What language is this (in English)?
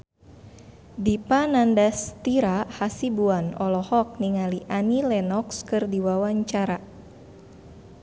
Sundanese